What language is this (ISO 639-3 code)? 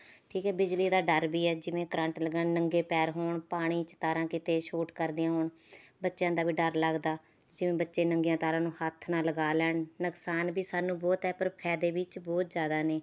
pan